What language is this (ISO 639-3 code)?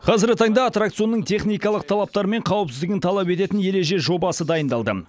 kaz